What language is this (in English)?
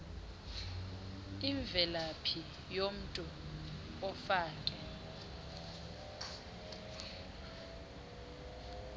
Xhosa